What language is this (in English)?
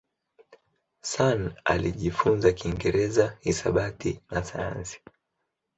Swahili